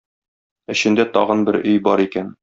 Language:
Tatar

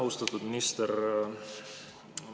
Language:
Estonian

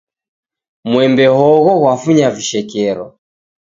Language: Taita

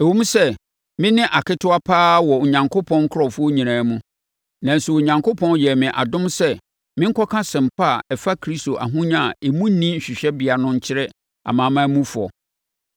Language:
Akan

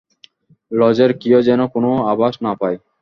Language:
Bangla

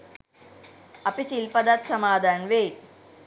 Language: Sinhala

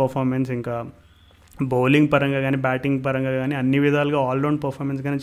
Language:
Telugu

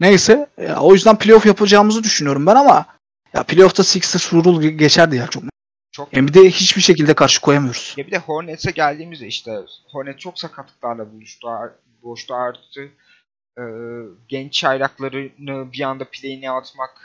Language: Turkish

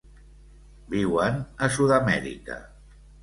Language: Catalan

